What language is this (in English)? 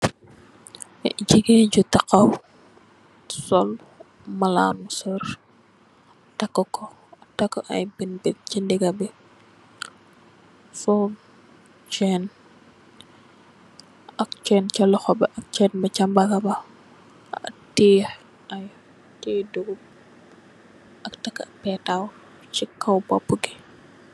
Wolof